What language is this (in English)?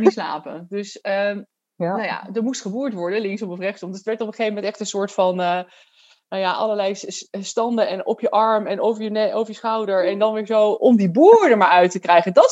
Dutch